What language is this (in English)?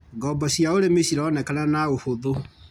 Kikuyu